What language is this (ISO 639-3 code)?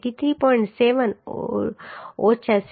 guj